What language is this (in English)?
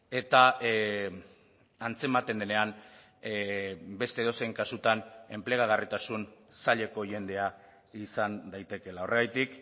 Basque